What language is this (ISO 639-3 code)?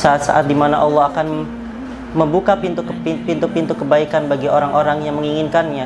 ind